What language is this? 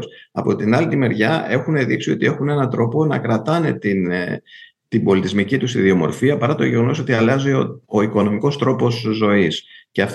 Greek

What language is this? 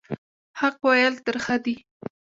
Pashto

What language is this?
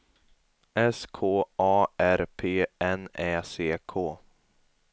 Swedish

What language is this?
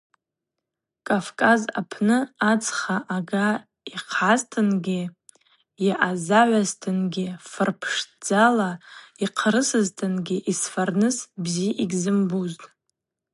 Abaza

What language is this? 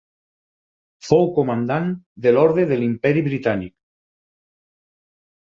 Catalan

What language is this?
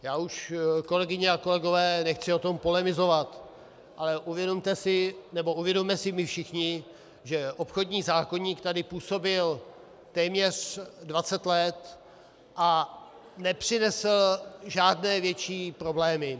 Czech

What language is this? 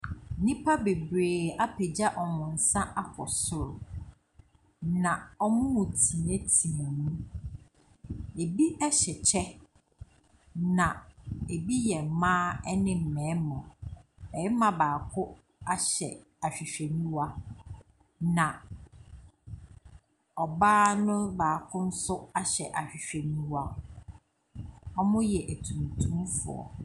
Akan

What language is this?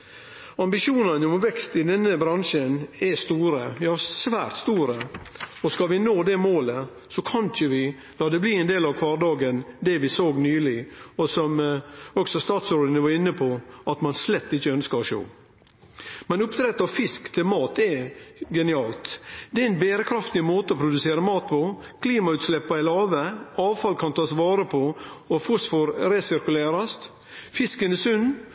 Norwegian Nynorsk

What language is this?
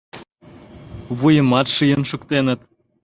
Mari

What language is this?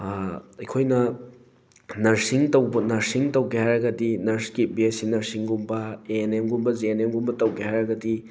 Manipuri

